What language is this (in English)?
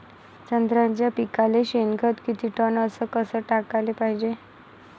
Marathi